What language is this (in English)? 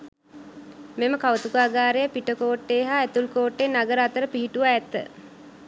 Sinhala